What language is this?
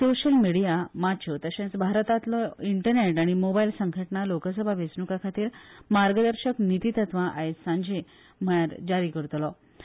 Konkani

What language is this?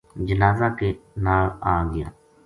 Gujari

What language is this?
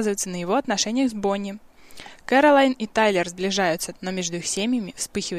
Russian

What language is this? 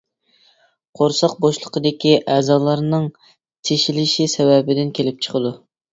Uyghur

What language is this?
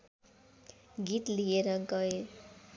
Nepali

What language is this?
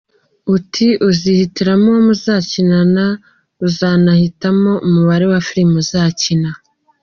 Kinyarwanda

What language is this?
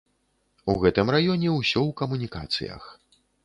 Belarusian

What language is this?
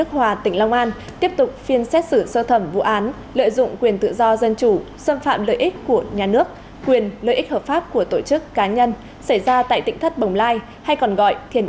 Vietnamese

